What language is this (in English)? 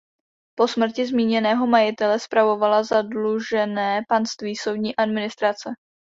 Czech